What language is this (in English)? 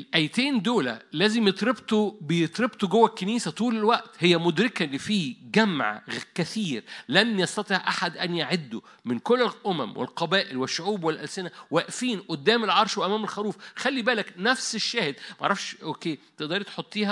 Arabic